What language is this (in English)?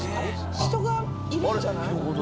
Japanese